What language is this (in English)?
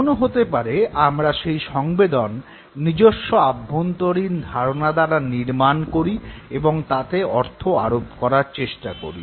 Bangla